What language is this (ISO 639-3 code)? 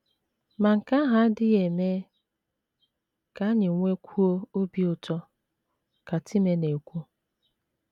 ibo